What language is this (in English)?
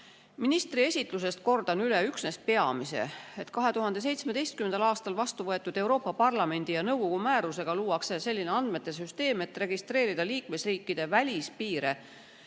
Estonian